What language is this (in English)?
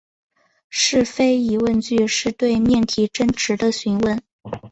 Chinese